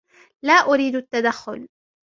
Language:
Arabic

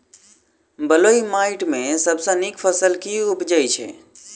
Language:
Maithili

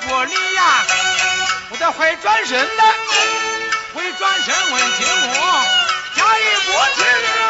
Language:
Chinese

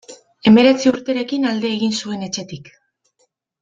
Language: Basque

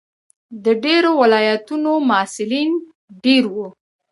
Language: Pashto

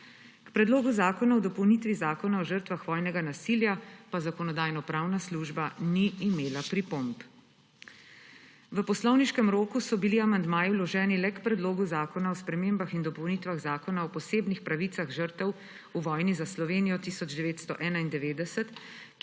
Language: Slovenian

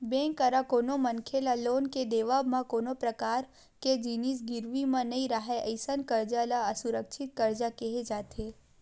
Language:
Chhattisgarhi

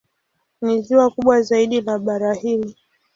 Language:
Swahili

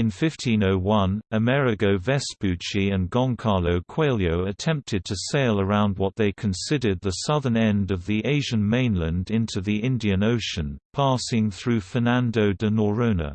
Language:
English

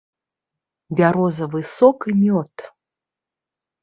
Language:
Belarusian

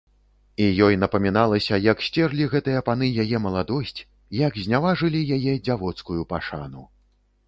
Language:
Belarusian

